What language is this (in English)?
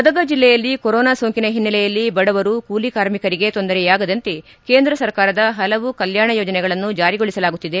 Kannada